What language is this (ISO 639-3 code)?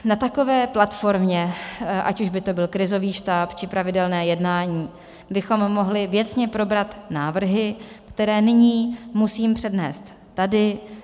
ces